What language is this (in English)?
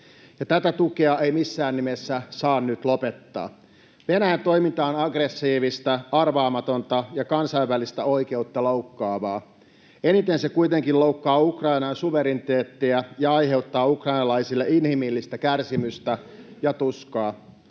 Finnish